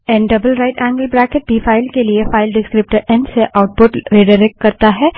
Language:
Hindi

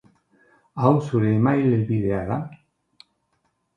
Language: Basque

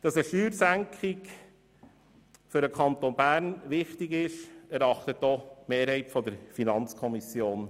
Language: Swiss German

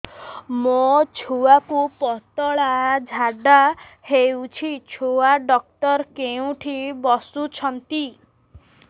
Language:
Odia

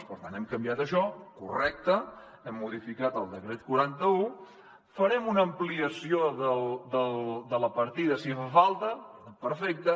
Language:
Catalan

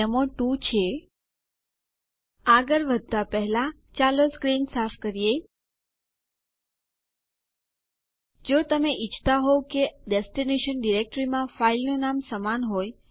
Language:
Gujarati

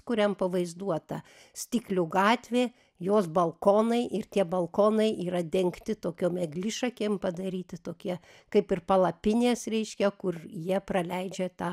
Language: Lithuanian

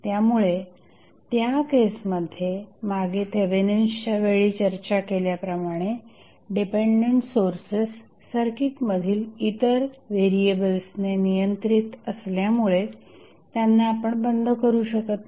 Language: Marathi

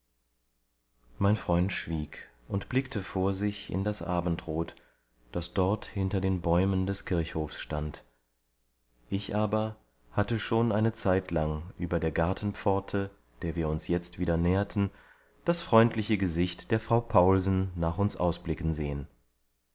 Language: German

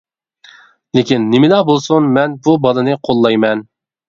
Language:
Uyghur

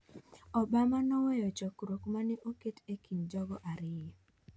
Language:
Luo (Kenya and Tanzania)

